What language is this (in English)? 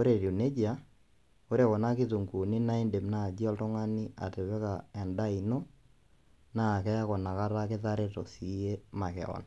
Masai